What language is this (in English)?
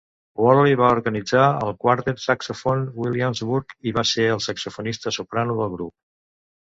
Catalan